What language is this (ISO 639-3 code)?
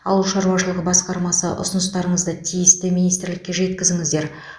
kaz